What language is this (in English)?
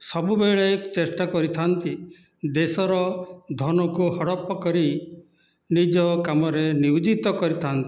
Odia